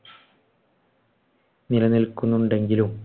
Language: Malayalam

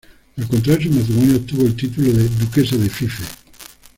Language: Spanish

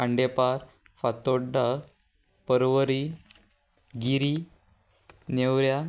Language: Konkani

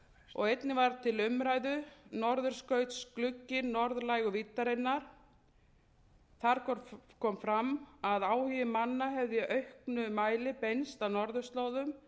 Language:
Icelandic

